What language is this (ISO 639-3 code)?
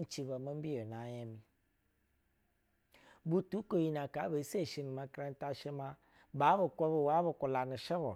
bzw